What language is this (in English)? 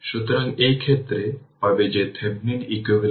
Bangla